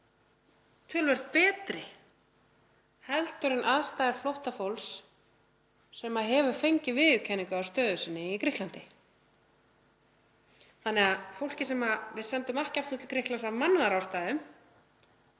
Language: Icelandic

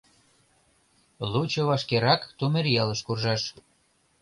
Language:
Mari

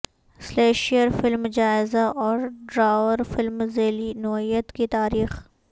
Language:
Urdu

